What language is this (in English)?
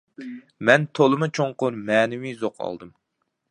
Uyghur